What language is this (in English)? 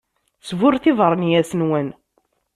Kabyle